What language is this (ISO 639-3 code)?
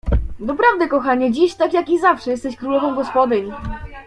pol